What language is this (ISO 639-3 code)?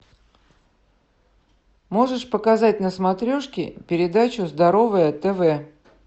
rus